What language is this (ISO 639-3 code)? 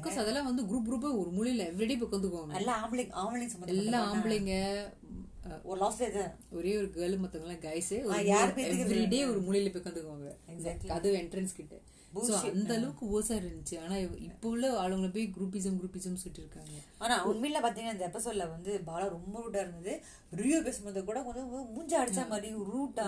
tam